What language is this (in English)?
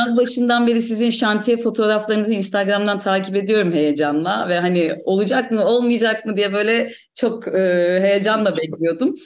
Turkish